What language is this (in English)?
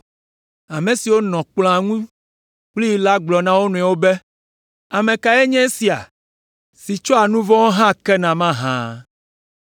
Ewe